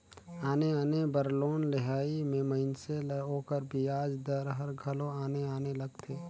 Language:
Chhattisgarhi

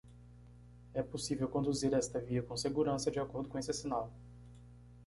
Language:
Portuguese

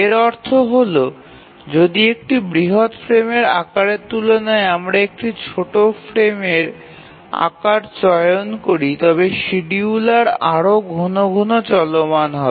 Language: Bangla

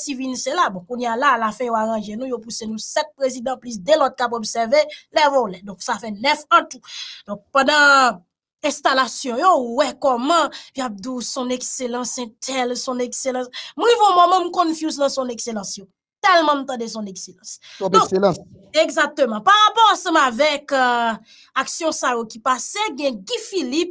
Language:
French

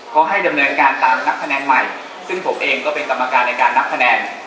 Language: Thai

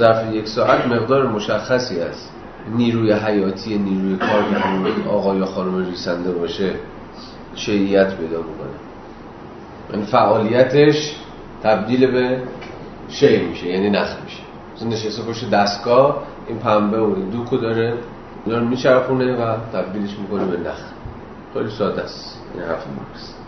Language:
Persian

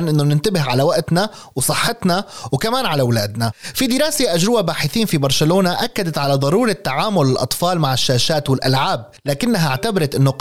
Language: Arabic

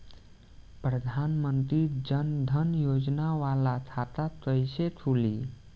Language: Bhojpuri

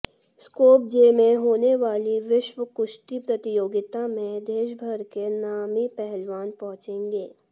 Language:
Hindi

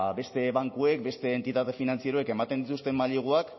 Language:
Basque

